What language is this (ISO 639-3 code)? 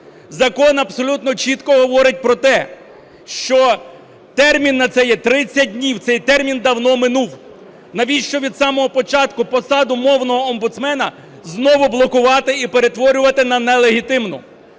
ukr